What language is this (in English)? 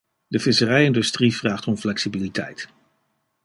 Dutch